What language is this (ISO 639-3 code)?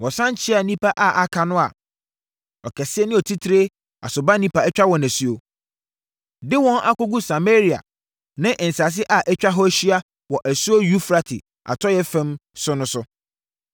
aka